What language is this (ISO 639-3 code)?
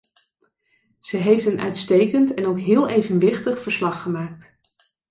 nld